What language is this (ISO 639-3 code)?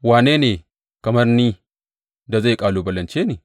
hau